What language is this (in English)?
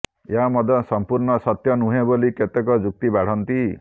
Odia